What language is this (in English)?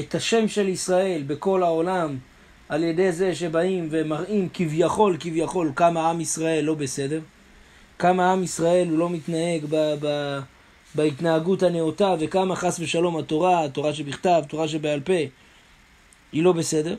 Hebrew